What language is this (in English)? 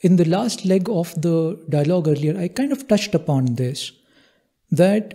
English